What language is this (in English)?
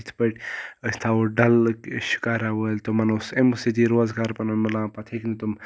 Kashmiri